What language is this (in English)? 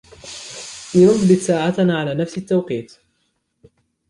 Arabic